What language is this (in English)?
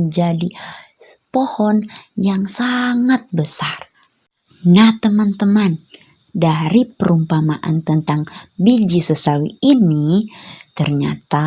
Indonesian